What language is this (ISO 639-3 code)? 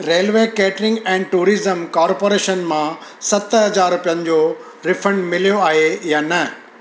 snd